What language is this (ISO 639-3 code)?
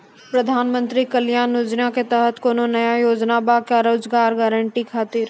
mai